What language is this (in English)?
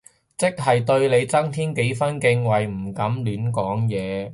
Cantonese